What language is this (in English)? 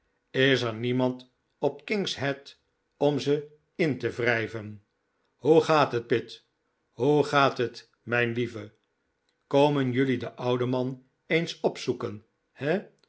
Dutch